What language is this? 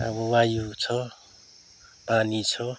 Nepali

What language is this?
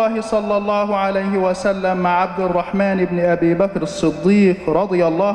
Arabic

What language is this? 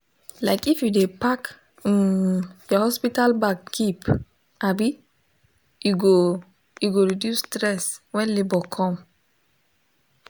Nigerian Pidgin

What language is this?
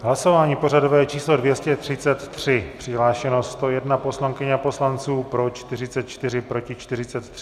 Czech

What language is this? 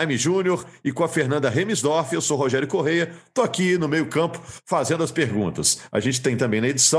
Portuguese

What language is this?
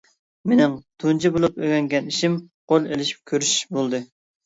Uyghur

